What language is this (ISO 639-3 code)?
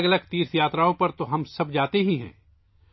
urd